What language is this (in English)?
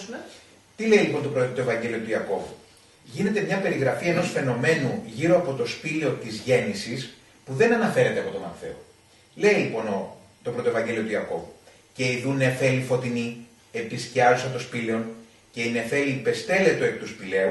Greek